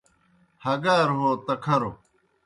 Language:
Kohistani Shina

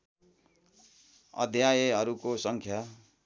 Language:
Nepali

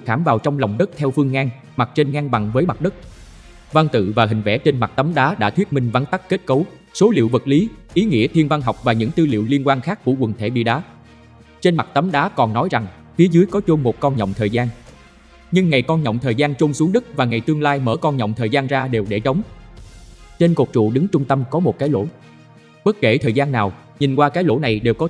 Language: Vietnamese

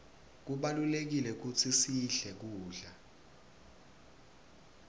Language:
Swati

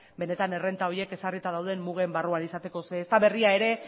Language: Basque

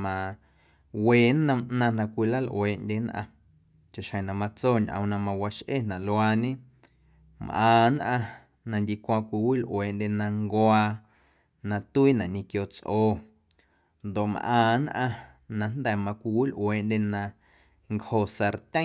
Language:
Guerrero Amuzgo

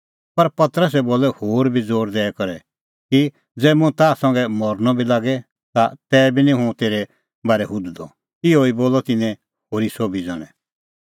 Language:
Kullu Pahari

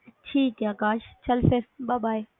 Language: Punjabi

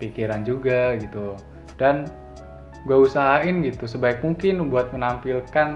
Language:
Indonesian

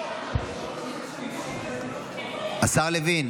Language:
Hebrew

